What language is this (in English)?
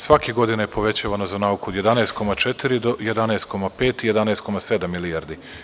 Serbian